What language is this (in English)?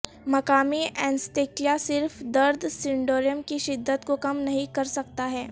Urdu